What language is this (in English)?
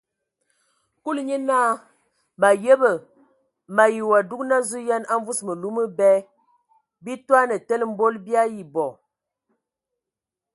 Ewondo